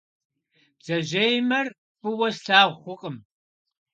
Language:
Kabardian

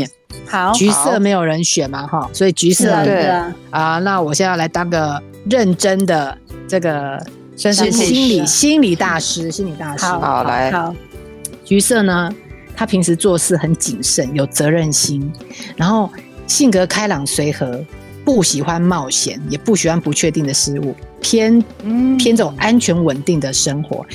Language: Chinese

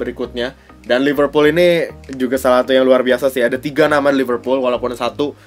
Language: Indonesian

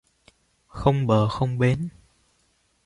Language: Vietnamese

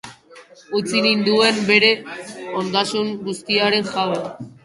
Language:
Basque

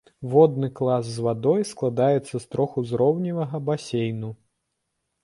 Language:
Belarusian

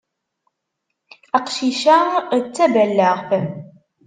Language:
Kabyle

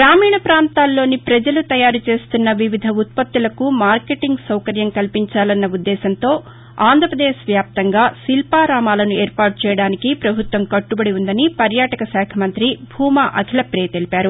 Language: Telugu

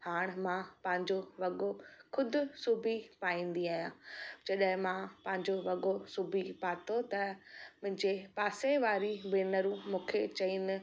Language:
Sindhi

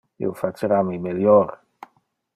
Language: Interlingua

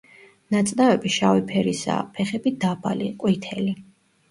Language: Georgian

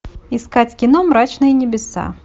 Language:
Russian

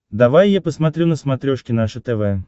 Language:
Russian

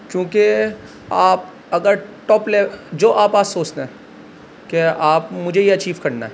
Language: Urdu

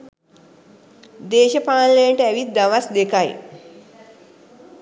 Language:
Sinhala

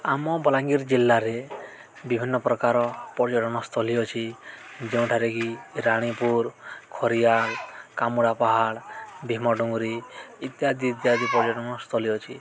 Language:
Odia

